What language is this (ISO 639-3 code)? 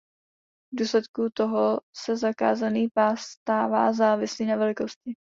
ces